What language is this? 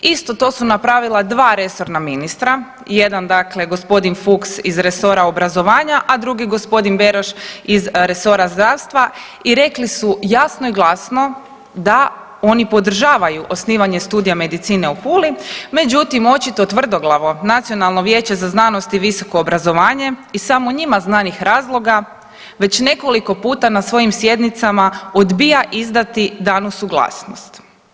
Croatian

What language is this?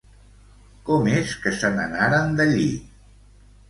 Catalan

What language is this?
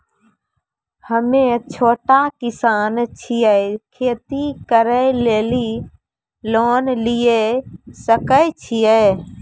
Maithili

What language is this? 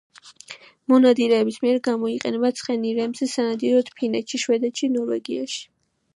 Georgian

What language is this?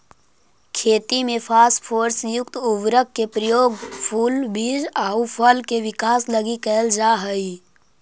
Magahi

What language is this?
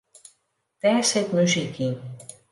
Western Frisian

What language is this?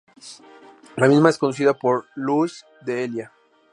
Spanish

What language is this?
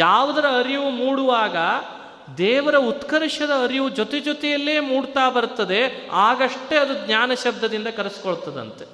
Kannada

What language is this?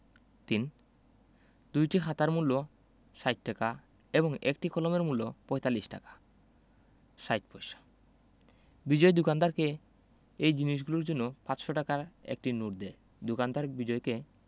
Bangla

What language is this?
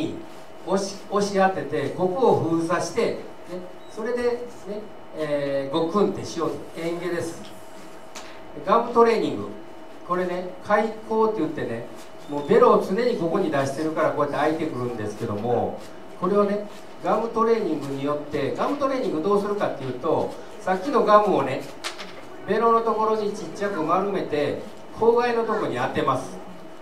Japanese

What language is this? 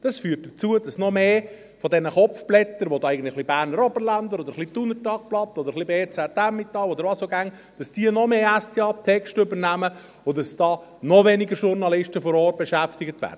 Swiss German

